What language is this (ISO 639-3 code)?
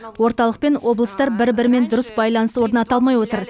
kaz